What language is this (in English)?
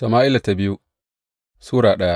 Hausa